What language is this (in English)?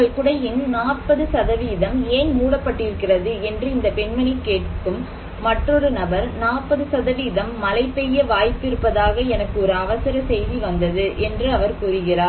Tamil